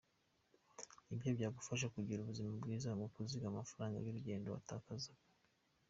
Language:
Kinyarwanda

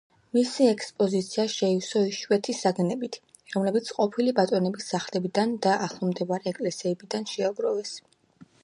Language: Georgian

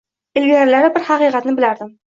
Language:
Uzbek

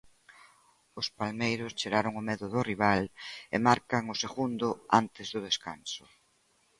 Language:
Galician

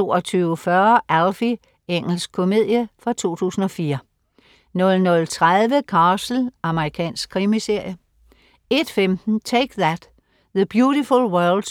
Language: Danish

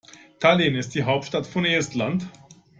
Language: German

